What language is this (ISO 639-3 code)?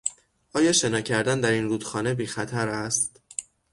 fas